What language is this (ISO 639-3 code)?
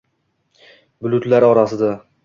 uzb